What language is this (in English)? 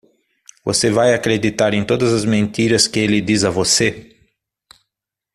Portuguese